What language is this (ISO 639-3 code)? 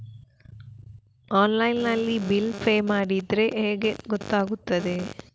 kan